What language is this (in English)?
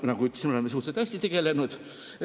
Estonian